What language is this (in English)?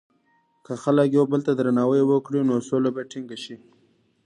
Pashto